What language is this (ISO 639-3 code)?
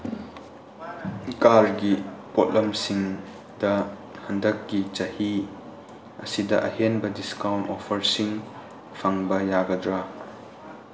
mni